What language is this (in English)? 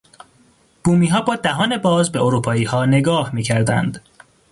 Persian